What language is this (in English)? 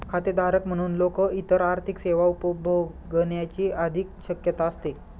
Marathi